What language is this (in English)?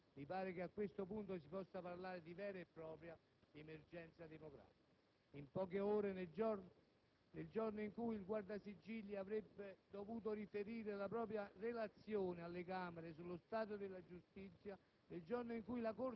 Italian